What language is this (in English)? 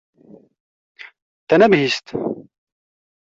Kurdish